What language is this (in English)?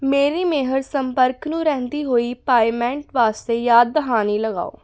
Punjabi